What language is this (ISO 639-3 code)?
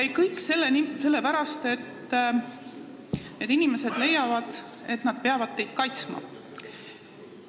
est